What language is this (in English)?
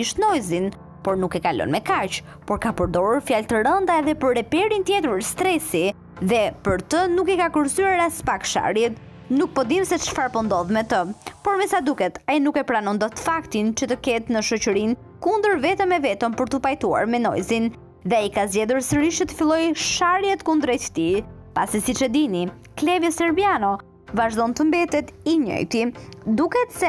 Romanian